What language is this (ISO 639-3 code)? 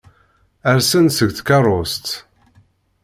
kab